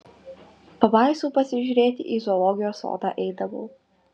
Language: Lithuanian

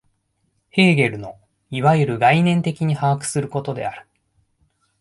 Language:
Japanese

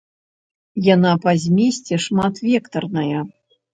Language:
Belarusian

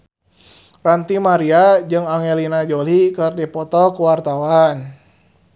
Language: Sundanese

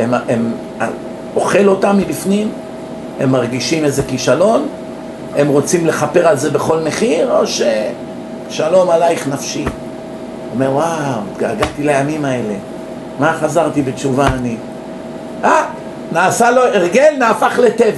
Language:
Hebrew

